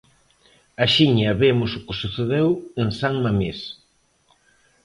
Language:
Galician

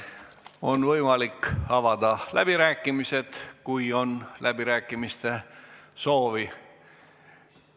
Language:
Estonian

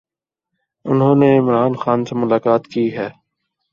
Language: Urdu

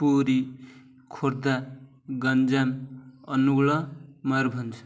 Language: Odia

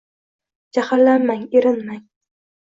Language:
Uzbek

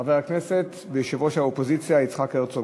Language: Hebrew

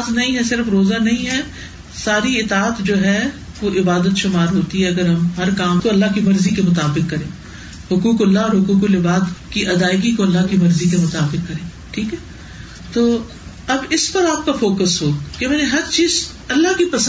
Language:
Urdu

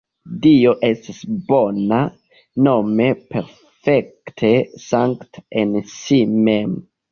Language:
Esperanto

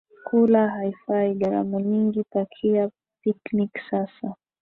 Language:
Swahili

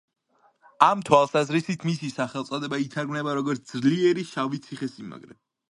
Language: Georgian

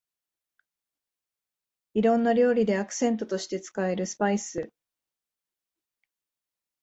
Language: Japanese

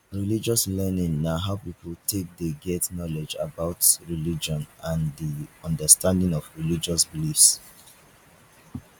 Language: Nigerian Pidgin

